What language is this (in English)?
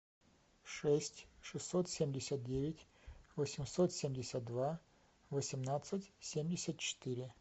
Russian